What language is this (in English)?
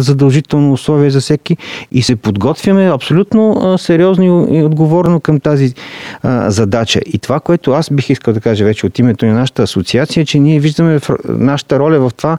Bulgarian